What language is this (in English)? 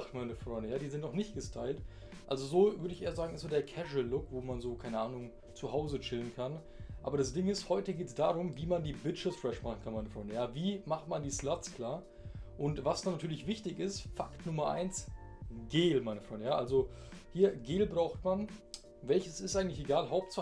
German